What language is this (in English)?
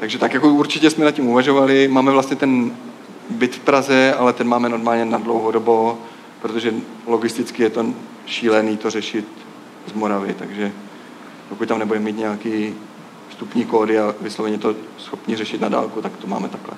Czech